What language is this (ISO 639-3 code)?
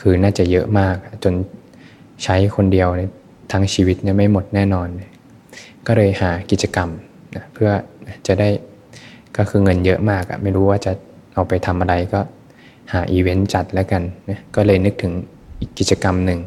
tha